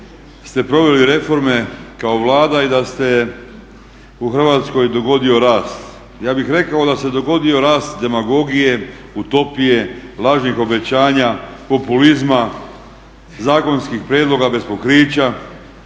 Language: Croatian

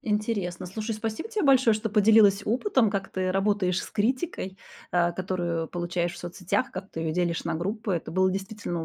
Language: Russian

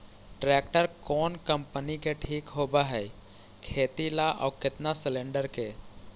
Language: Magahi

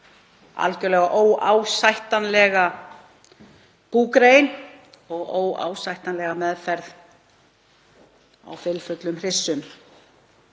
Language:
Icelandic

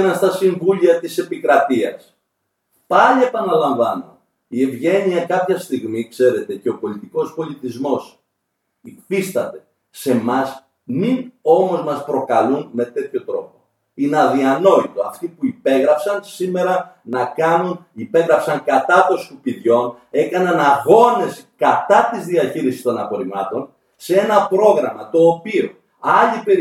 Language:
Greek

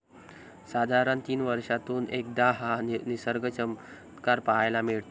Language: Marathi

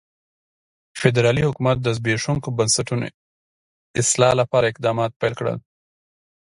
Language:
Pashto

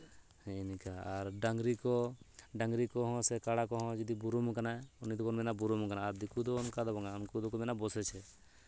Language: Santali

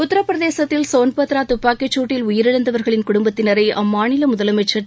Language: Tamil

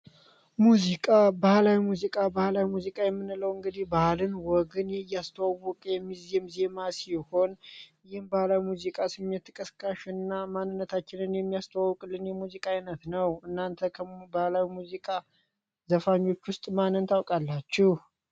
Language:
Amharic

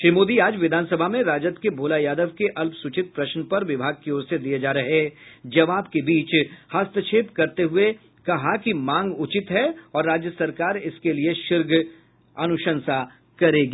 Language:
Hindi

